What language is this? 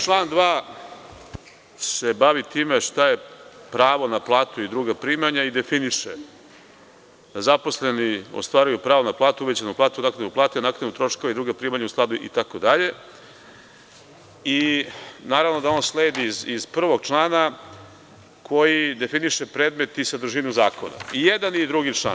Serbian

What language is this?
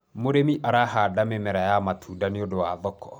Kikuyu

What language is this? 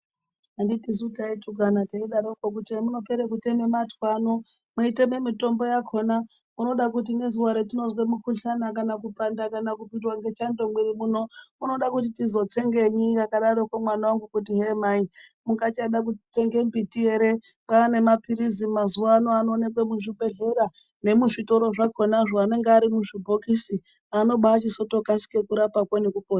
Ndau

